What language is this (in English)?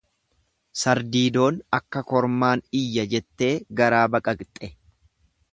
Oromo